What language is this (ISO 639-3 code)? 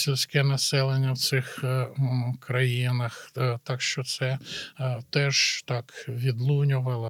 ukr